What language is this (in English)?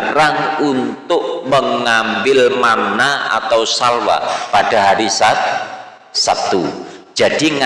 Indonesian